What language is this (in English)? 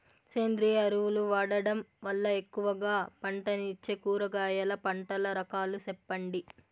Telugu